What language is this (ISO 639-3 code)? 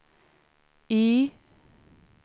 swe